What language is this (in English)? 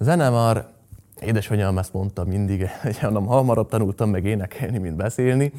Hungarian